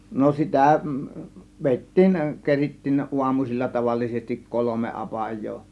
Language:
Finnish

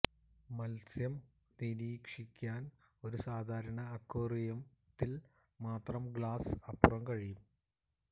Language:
Malayalam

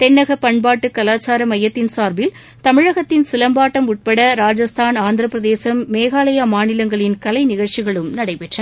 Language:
Tamil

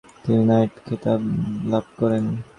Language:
Bangla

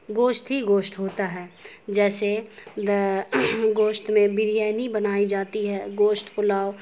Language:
Urdu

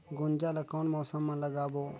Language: Chhattisgarhi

